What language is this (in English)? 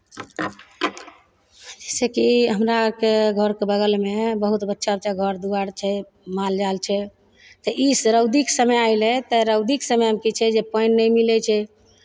Maithili